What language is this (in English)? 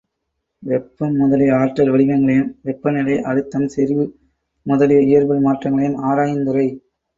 Tamil